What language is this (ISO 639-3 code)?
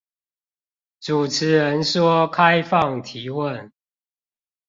zho